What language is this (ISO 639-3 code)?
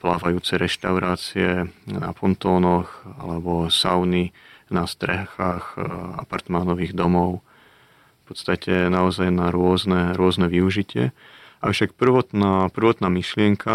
slk